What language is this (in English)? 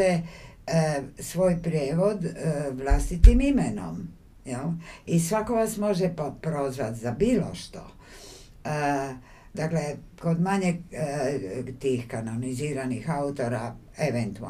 Croatian